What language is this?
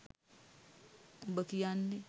Sinhala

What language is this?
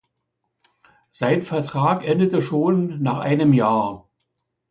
German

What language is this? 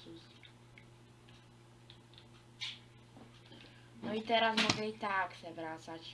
Polish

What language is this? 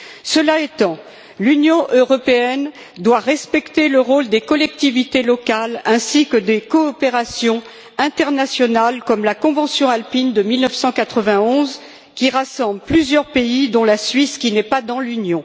French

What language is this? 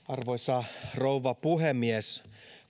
Finnish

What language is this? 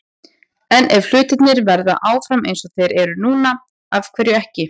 Icelandic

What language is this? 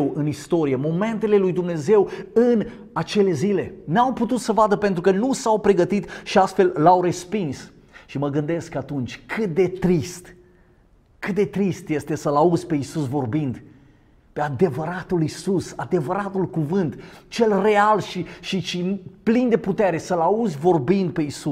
Romanian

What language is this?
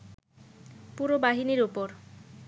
Bangla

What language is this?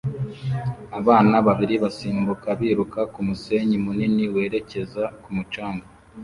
Kinyarwanda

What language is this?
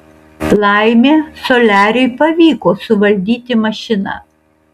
Lithuanian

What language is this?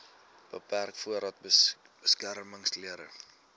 Afrikaans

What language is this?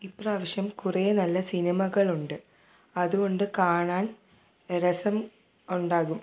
Malayalam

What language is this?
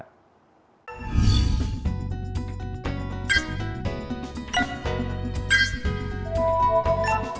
Vietnamese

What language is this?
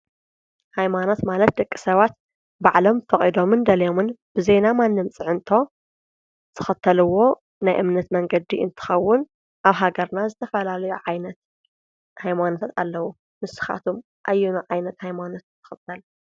Tigrinya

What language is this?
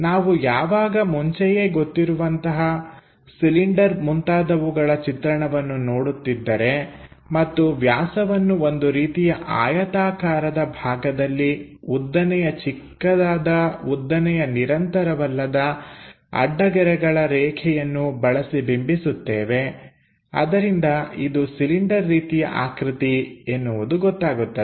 Kannada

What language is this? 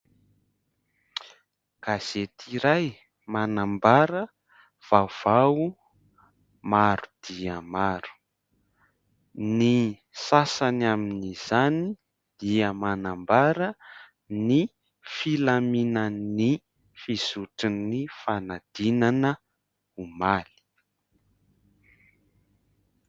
Malagasy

